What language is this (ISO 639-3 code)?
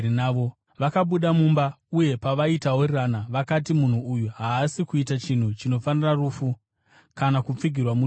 sna